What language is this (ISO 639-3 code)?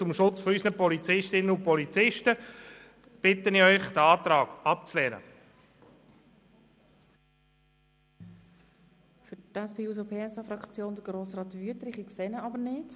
gsw